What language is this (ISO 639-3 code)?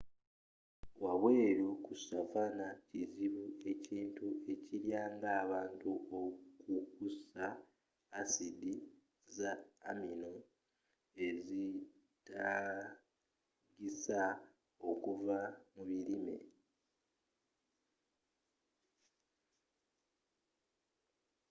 lug